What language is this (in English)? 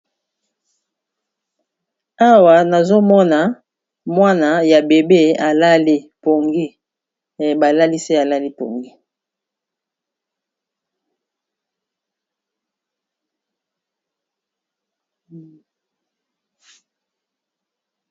Lingala